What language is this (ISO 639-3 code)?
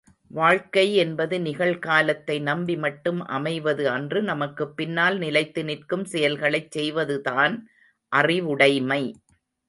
tam